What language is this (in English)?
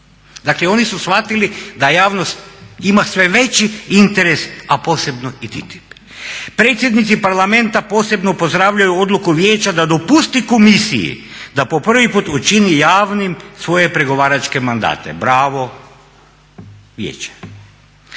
Croatian